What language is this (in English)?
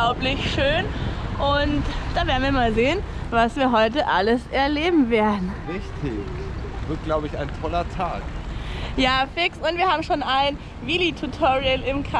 German